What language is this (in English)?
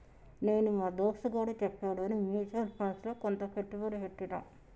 Telugu